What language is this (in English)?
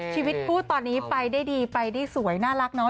Thai